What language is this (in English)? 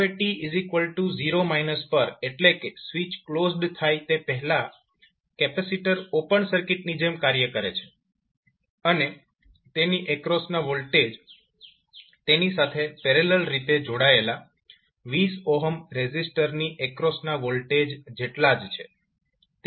Gujarati